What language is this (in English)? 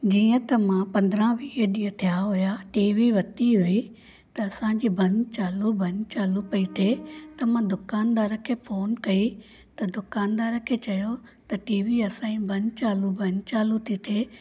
Sindhi